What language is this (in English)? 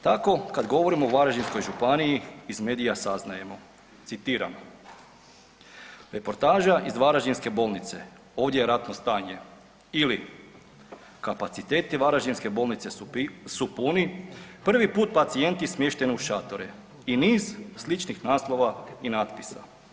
Croatian